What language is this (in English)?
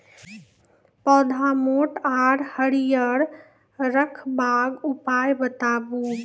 Maithili